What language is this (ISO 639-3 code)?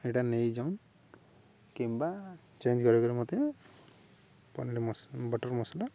ori